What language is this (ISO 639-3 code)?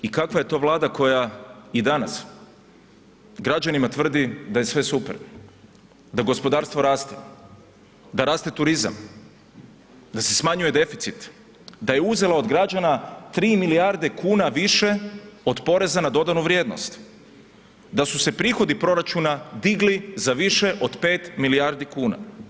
hrv